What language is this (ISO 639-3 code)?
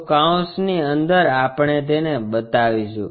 guj